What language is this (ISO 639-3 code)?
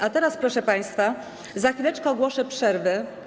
pol